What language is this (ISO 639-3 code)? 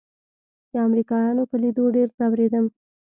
pus